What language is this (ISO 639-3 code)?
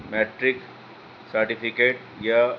urd